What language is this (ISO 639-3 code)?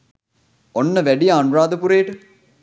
sin